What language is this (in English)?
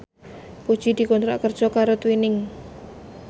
Javanese